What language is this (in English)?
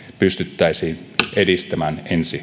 Finnish